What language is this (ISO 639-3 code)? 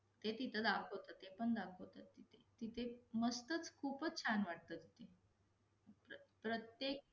mar